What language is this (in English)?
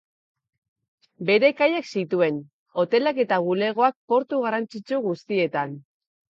Basque